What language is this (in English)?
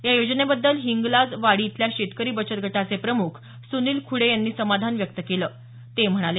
Marathi